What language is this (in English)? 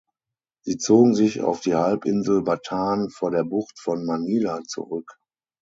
German